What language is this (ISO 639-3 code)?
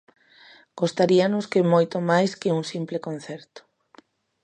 glg